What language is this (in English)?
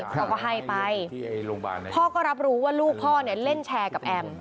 Thai